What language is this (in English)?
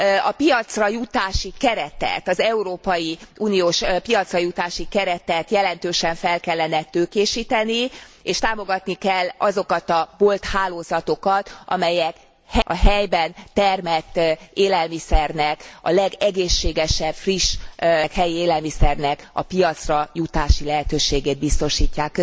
Hungarian